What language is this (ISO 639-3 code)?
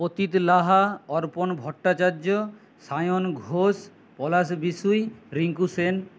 ben